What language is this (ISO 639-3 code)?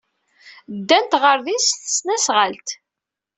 kab